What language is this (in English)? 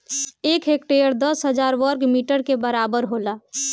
Bhojpuri